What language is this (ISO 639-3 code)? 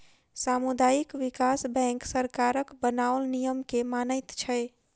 mai